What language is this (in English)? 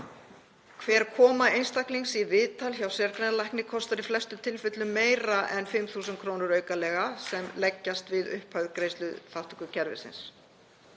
Icelandic